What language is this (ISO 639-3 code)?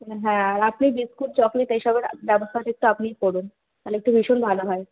ben